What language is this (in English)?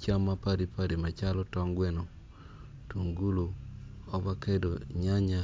Acoli